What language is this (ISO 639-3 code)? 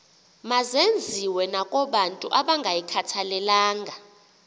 xho